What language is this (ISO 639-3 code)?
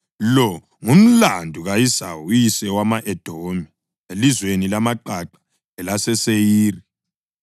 nde